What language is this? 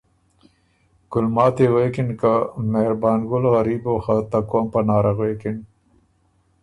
Ormuri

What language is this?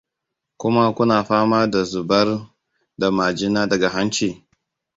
Hausa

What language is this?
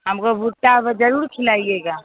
Hindi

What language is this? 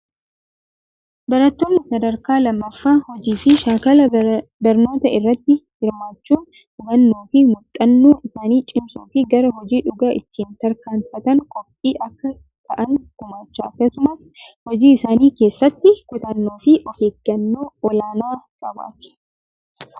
Oromo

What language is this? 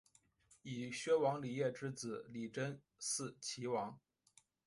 Chinese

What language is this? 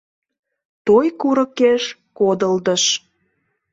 Mari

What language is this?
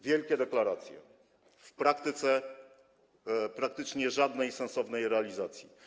Polish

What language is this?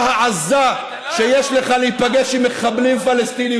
Hebrew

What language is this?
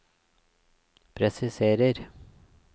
Norwegian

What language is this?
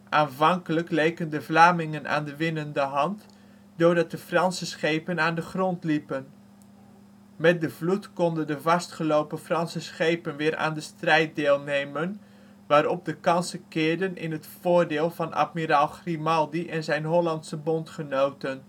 Dutch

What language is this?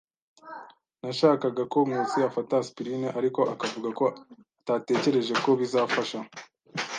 Kinyarwanda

